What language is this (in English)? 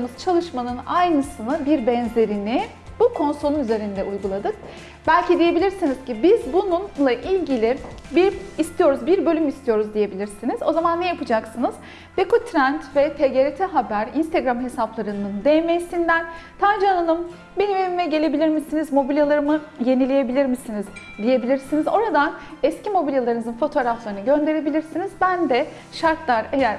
Turkish